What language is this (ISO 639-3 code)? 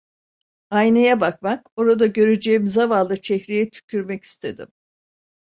tur